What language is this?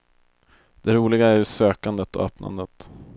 Swedish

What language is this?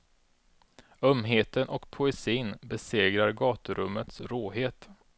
Swedish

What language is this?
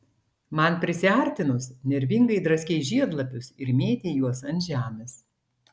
Lithuanian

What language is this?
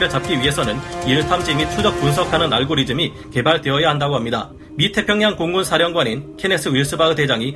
Korean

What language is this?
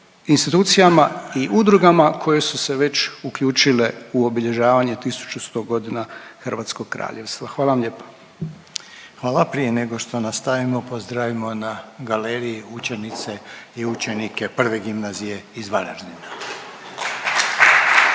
Croatian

